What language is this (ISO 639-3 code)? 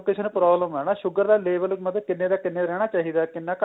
pan